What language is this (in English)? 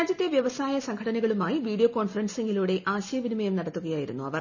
Malayalam